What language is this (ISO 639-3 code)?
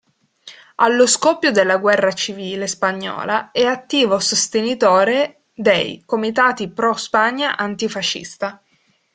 ita